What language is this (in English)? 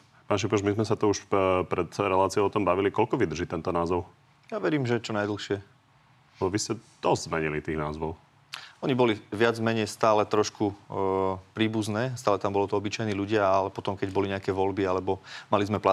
Slovak